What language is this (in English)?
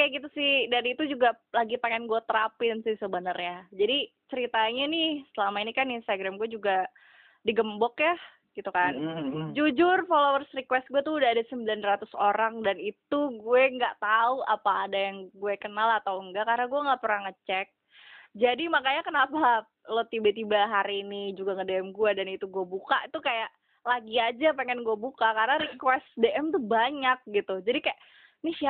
Indonesian